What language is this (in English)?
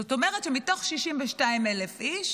Hebrew